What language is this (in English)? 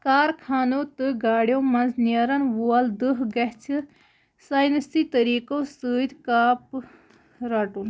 Kashmiri